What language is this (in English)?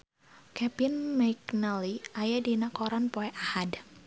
Sundanese